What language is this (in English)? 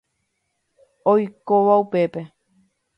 Guarani